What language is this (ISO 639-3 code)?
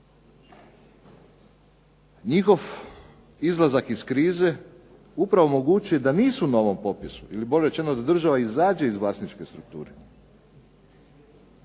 hrv